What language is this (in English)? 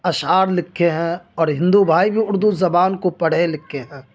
Urdu